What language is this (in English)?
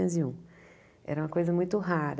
Portuguese